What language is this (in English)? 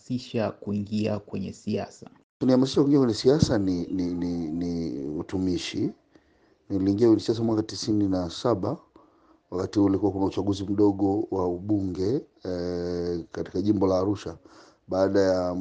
Swahili